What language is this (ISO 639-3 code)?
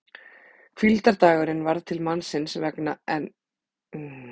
isl